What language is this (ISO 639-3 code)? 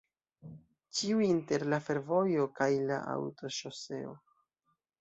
epo